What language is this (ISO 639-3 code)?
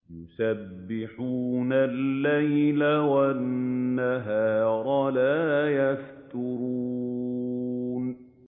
ara